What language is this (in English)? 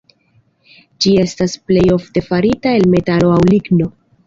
Esperanto